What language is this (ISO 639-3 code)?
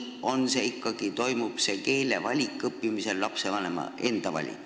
est